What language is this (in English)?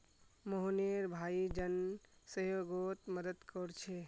Magahi